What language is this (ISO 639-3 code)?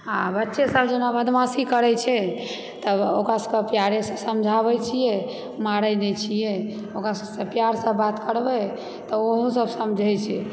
mai